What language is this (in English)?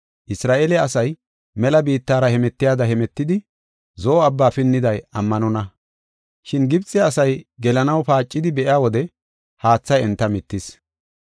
Gofa